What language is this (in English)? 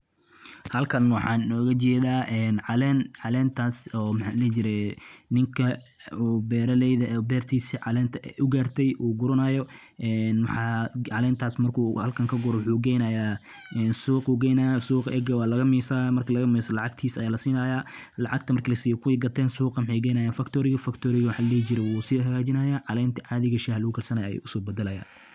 Somali